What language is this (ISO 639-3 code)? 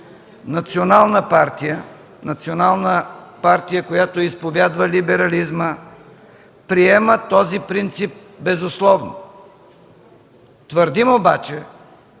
bul